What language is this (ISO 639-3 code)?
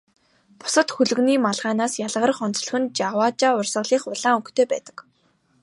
mon